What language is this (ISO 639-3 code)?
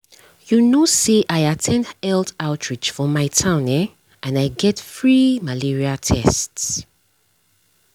pcm